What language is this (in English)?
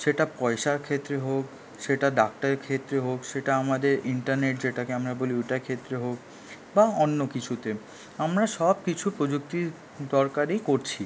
Bangla